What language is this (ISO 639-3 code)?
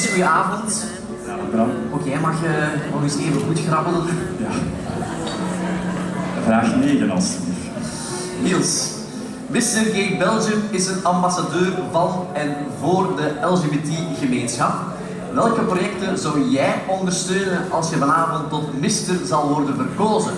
nld